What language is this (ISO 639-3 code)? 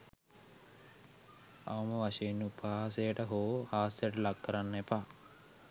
sin